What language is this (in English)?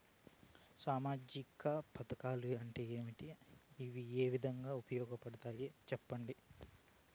Telugu